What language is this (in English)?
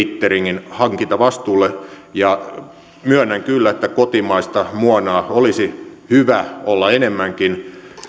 Finnish